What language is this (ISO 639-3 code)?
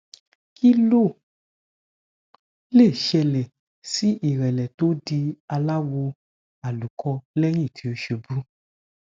yor